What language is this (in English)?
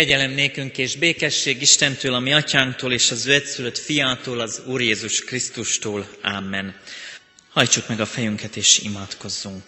Hungarian